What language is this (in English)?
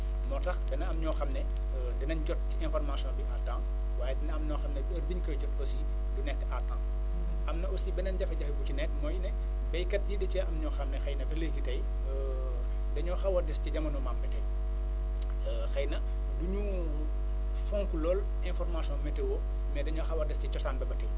Wolof